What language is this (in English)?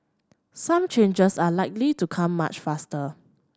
English